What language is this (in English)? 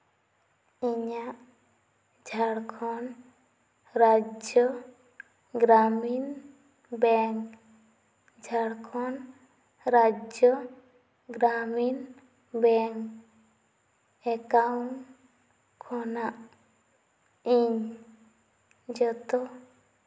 Santali